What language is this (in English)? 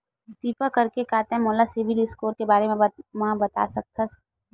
Chhattisgarhi